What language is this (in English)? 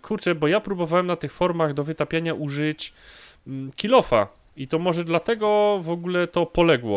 Polish